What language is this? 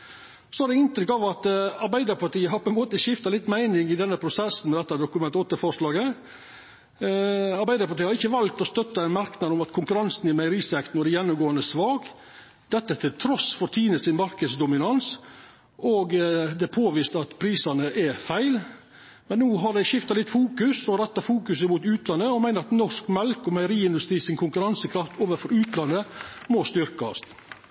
Norwegian Nynorsk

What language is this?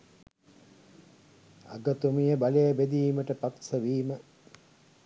Sinhala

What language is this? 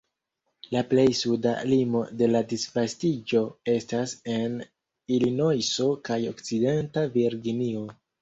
Esperanto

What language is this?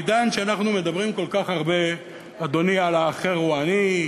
Hebrew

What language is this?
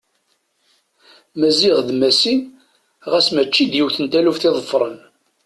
Kabyle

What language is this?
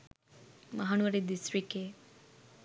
Sinhala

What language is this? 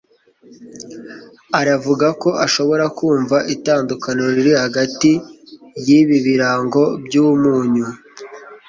Kinyarwanda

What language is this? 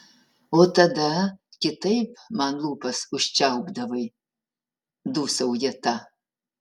Lithuanian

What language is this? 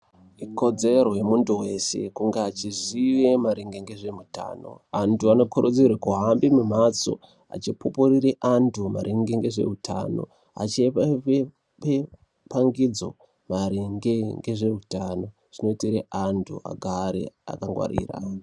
Ndau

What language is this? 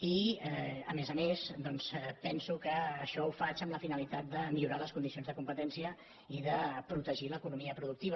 Catalan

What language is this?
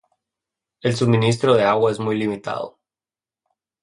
Spanish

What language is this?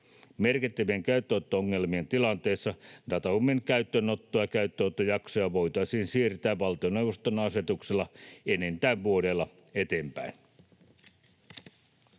Finnish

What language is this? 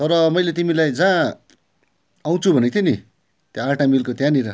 Nepali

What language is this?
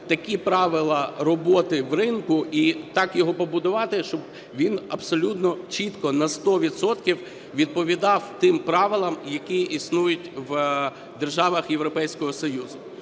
Ukrainian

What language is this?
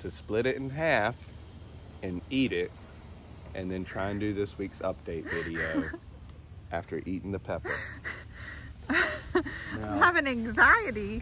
English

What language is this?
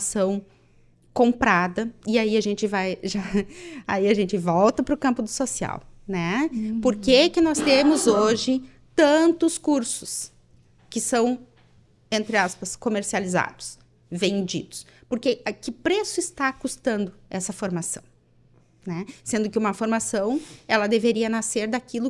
Portuguese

